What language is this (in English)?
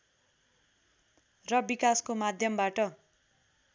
Nepali